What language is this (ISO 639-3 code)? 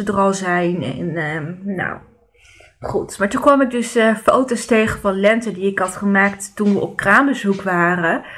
nld